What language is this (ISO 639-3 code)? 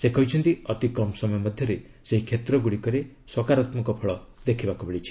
ori